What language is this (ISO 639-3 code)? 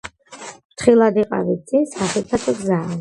kat